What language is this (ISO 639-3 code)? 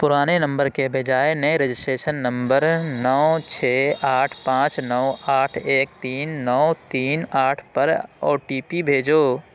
urd